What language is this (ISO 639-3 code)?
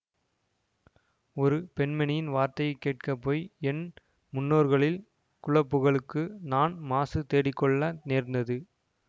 tam